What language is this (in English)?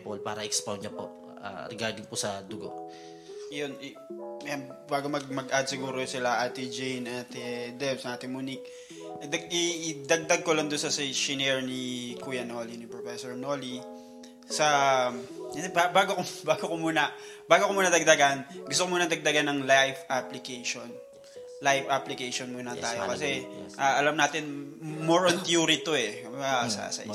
Filipino